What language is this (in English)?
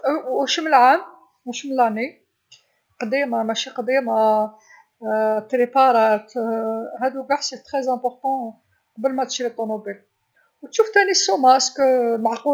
Algerian Arabic